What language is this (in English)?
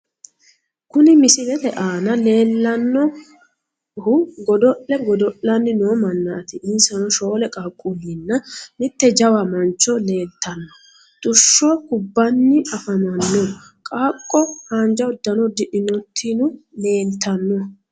Sidamo